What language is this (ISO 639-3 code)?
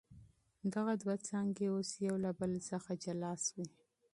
pus